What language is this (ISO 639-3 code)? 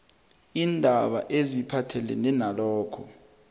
nbl